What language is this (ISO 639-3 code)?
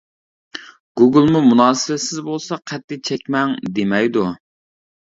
uig